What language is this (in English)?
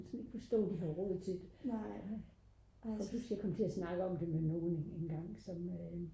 Danish